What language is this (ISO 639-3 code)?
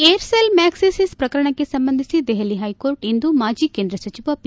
kan